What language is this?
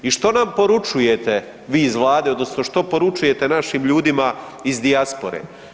Croatian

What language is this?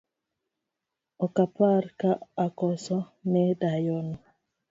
Luo (Kenya and Tanzania)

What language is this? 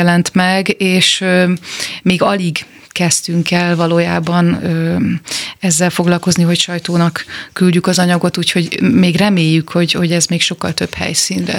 Hungarian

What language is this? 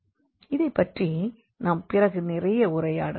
Tamil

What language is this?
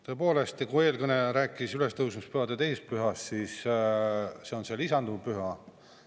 Estonian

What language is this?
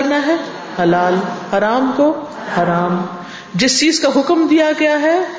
Urdu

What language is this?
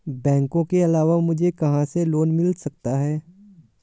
Hindi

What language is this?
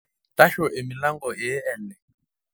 Masai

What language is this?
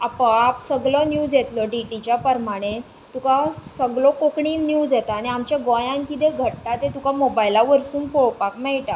Konkani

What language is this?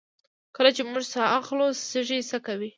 Pashto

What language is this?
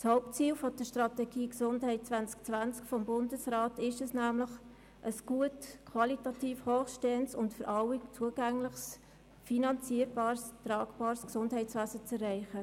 Swiss German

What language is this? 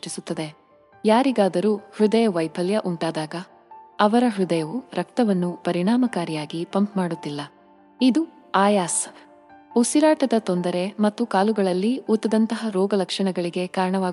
Kannada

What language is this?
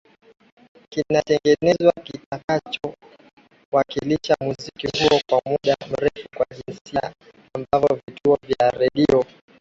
Swahili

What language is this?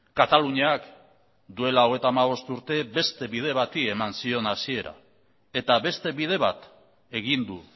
Basque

